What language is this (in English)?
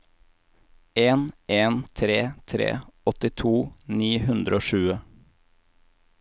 Norwegian